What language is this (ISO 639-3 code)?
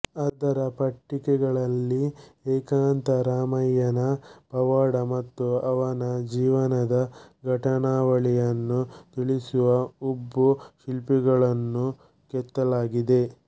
kan